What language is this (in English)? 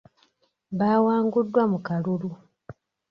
Ganda